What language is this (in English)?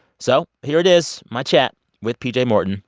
English